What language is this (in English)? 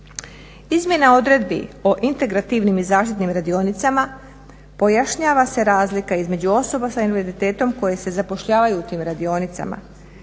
Croatian